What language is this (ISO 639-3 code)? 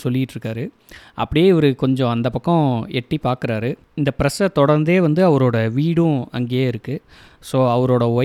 tam